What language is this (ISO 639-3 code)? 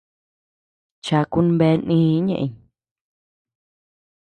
cux